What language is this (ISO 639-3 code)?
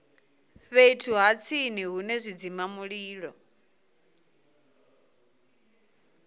ven